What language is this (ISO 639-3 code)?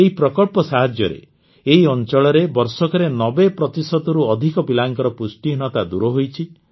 ori